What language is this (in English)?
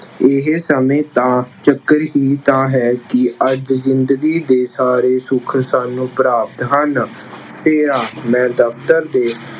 Punjabi